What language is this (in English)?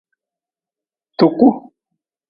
Nawdm